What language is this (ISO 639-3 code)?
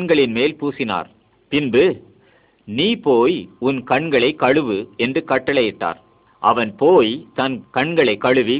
msa